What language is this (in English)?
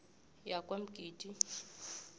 South Ndebele